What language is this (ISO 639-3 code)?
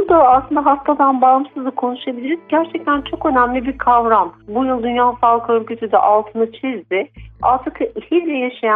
tur